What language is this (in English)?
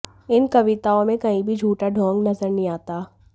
Hindi